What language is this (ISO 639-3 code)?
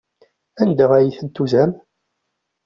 kab